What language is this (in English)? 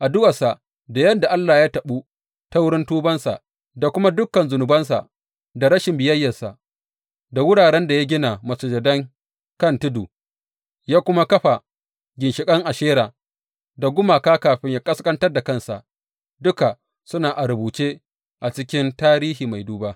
Hausa